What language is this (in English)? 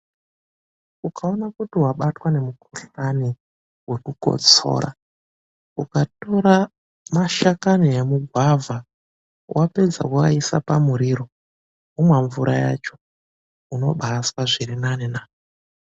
Ndau